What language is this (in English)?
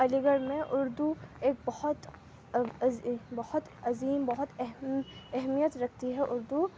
Urdu